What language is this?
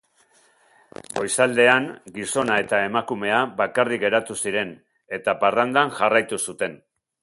Basque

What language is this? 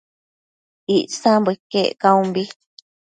Matsés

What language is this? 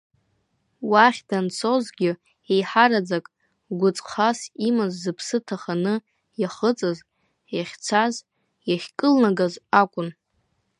Abkhazian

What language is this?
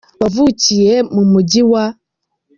Kinyarwanda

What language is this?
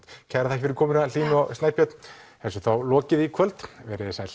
Icelandic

